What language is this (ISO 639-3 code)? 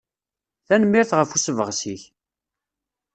kab